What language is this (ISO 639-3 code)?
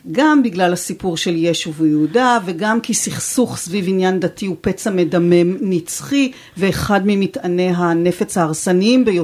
heb